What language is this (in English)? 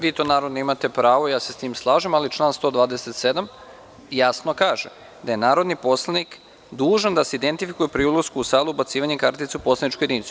Serbian